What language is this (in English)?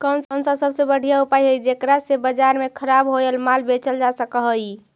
Magahi